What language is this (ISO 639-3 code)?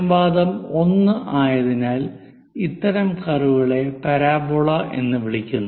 mal